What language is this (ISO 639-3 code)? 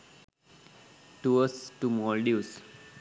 sin